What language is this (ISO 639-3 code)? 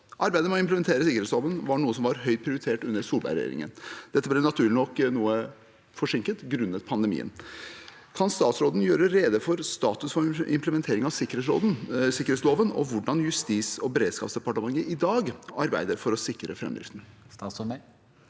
nor